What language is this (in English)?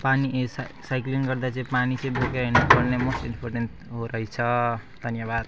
Nepali